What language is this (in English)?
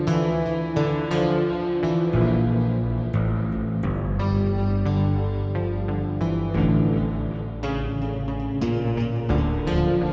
Indonesian